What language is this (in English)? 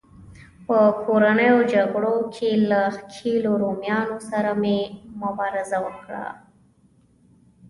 Pashto